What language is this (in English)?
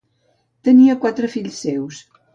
Catalan